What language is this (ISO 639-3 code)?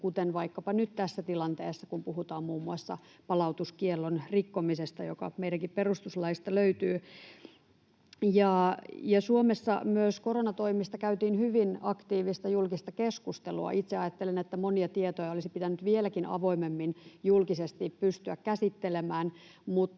fin